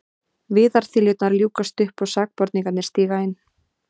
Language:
Icelandic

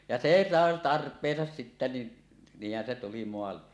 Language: Finnish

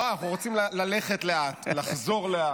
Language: Hebrew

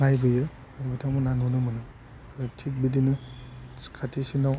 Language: Bodo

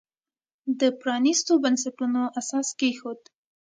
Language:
Pashto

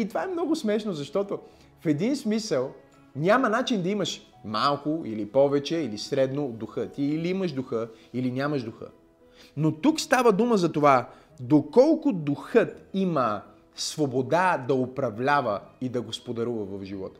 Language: Bulgarian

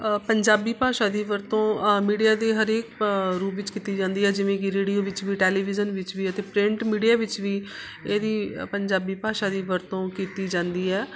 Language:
Punjabi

